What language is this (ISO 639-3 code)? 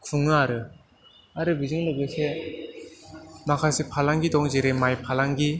brx